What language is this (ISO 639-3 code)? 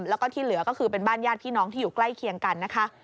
tha